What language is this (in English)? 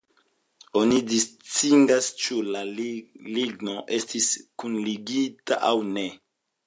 Esperanto